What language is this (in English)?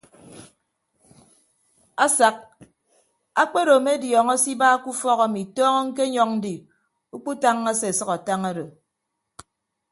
Ibibio